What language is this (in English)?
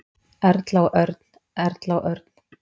Icelandic